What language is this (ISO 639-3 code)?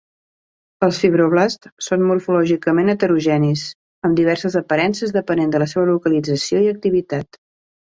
cat